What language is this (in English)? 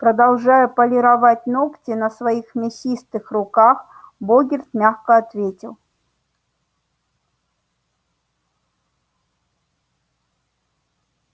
Russian